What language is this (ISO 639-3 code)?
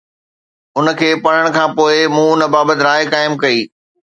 snd